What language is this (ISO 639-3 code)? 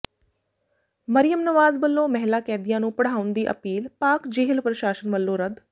pan